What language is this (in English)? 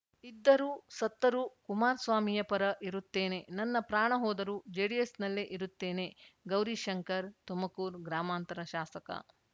Kannada